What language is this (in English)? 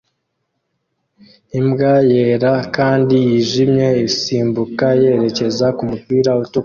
Kinyarwanda